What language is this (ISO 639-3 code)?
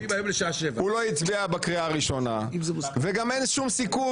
heb